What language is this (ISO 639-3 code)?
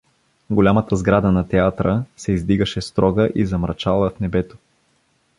bul